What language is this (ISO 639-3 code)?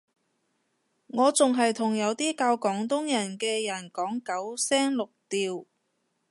yue